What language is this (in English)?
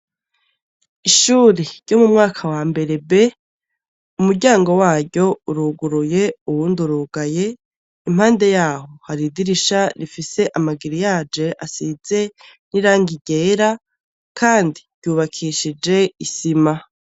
Rundi